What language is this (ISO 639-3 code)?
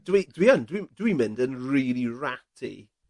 cym